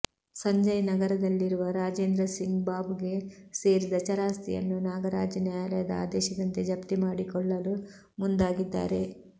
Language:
Kannada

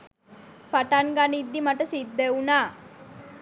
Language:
Sinhala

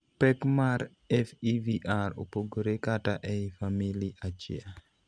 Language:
Luo (Kenya and Tanzania)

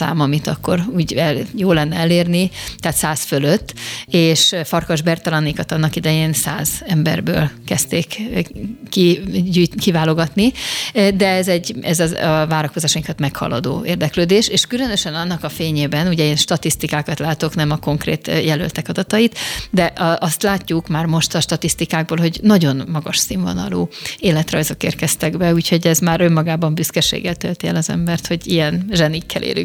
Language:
Hungarian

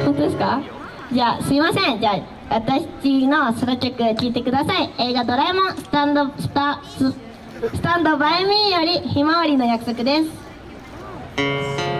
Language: Japanese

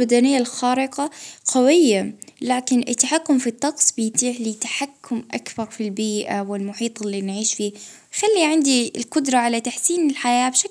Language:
Libyan Arabic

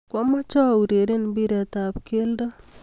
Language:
Kalenjin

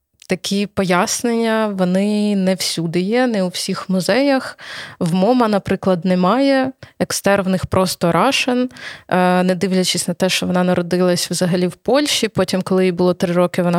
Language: Ukrainian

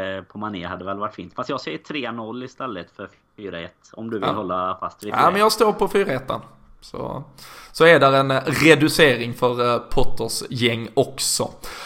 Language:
Swedish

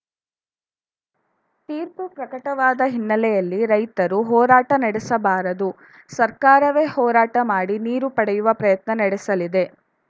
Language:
Kannada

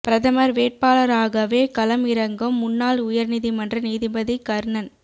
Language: Tamil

